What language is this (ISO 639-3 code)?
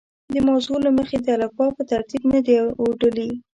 pus